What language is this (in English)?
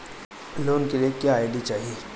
Bhojpuri